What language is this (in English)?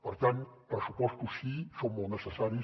Catalan